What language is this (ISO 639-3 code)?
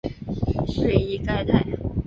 zho